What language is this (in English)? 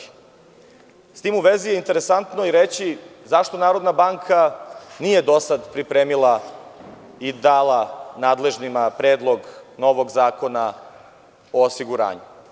Serbian